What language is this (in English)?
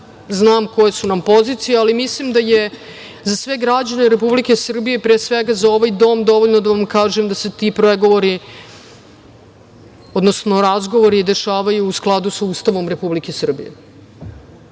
Serbian